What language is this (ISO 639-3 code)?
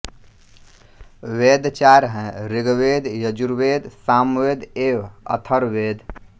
hin